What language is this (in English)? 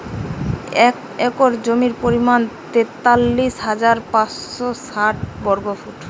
Bangla